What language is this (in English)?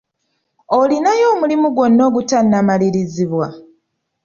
Ganda